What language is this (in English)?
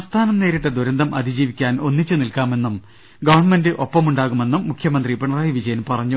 Malayalam